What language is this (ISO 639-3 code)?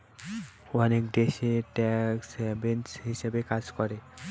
ben